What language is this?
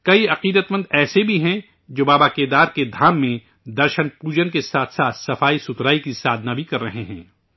Urdu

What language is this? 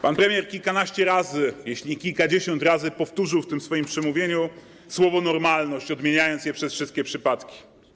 Polish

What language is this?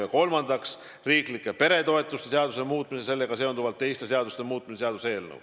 Estonian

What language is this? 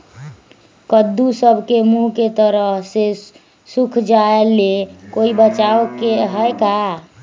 Magahi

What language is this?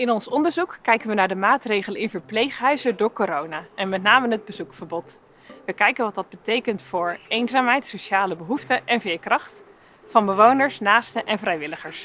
Dutch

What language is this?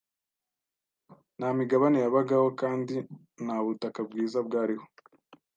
Kinyarwanda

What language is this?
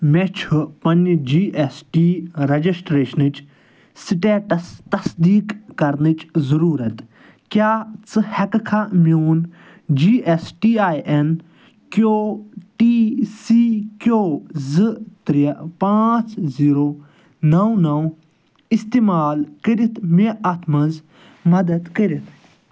Kashmiri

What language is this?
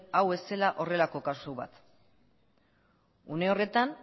Basque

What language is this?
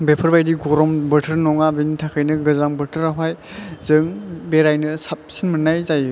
Bodo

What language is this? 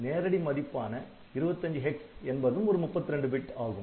Tamil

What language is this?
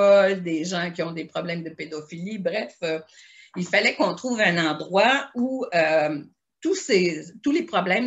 French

